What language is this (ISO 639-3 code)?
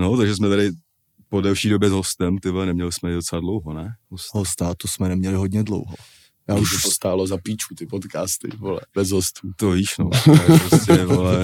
ces